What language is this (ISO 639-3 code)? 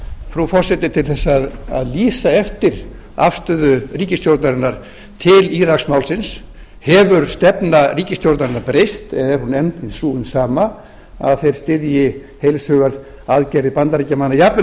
isl